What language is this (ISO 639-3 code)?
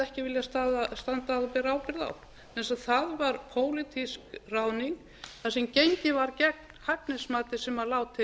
isl